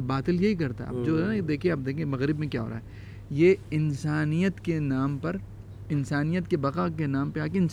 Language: Urdu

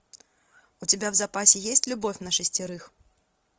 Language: Russian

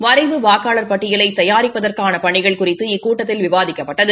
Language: Tamil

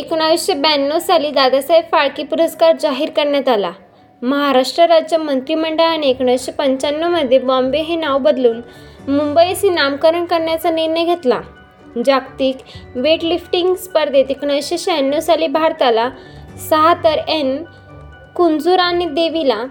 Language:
Marathi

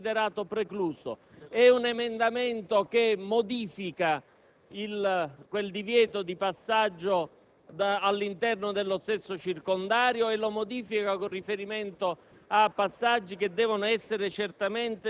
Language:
Italian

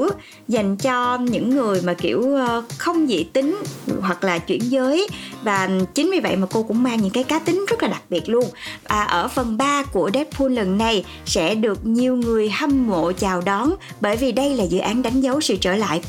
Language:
Vietnamese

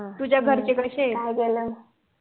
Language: Marathi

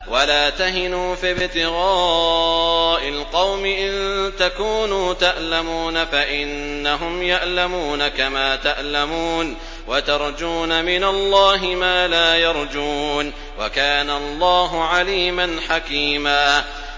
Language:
Arabic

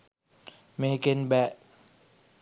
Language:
Sinhala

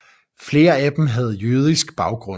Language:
Danish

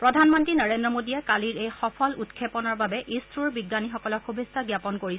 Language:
Assamese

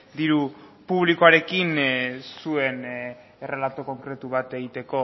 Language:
Basque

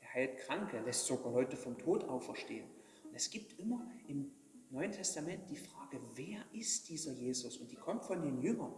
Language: German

